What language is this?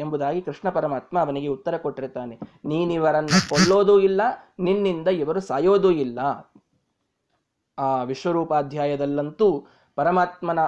Kannada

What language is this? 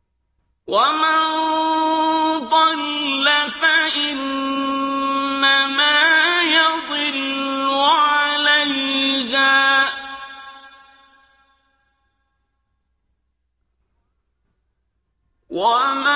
Arabic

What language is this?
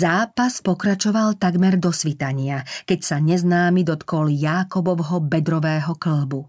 Slovak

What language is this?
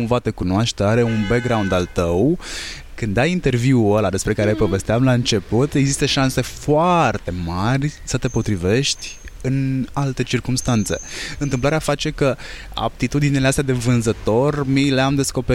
Romanian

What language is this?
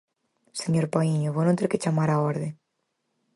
Galician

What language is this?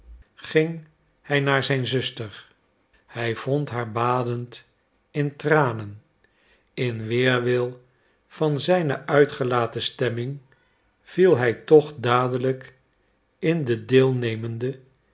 Dutch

